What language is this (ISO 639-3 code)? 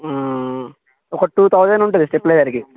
tel